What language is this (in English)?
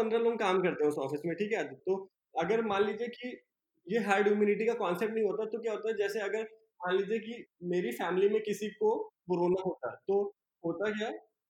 Hindi